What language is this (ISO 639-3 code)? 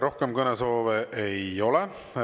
est